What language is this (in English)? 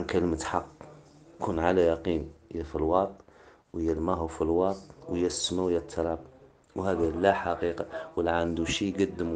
Arabic